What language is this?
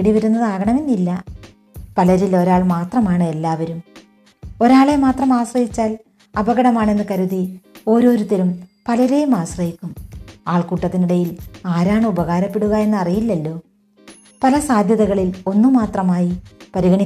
Malayalam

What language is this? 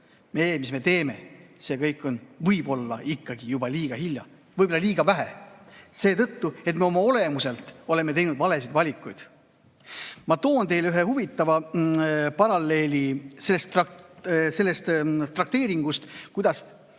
Estonian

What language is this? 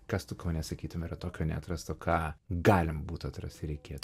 Lithuanian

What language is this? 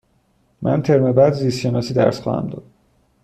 Persian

